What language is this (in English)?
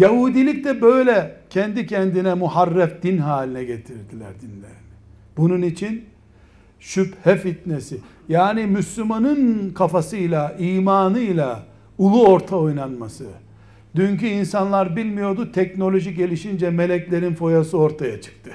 Turkish